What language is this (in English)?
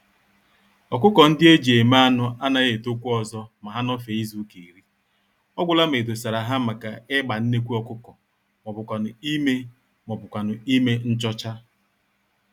Igbo